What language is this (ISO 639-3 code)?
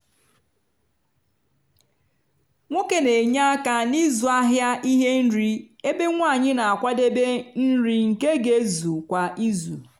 ibo